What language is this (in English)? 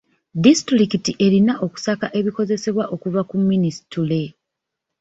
Ganda